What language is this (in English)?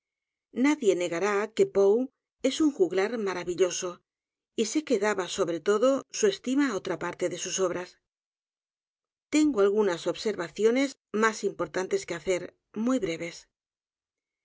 Spanish